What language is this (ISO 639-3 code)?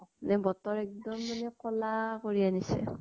asm